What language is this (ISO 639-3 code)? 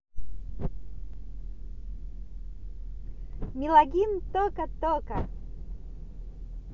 rus